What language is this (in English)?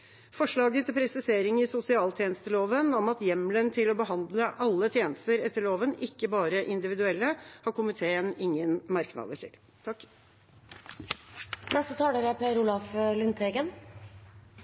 Norwegian Bokmål